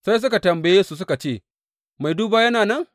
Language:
Hausa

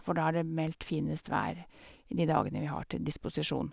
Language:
Norwegian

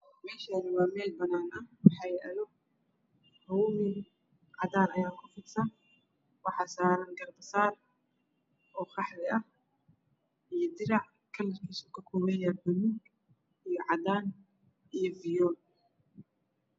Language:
Somali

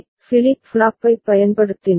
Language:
Tamil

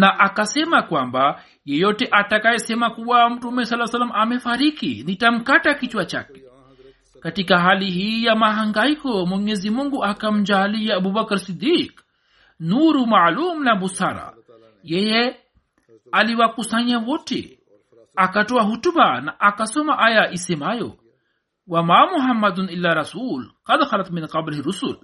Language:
Swahili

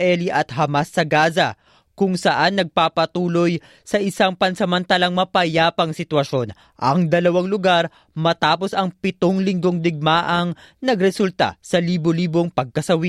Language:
Filipino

